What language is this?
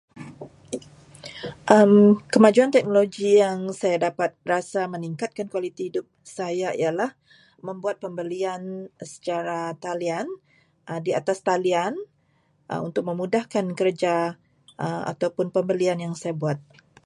Malay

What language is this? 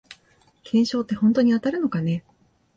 Japanese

